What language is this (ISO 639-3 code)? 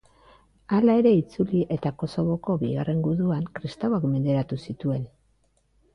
eus